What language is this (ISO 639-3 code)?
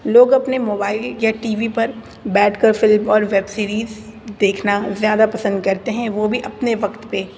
urd